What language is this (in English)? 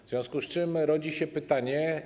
Polish